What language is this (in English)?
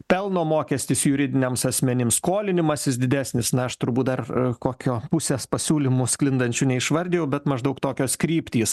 Lithuanian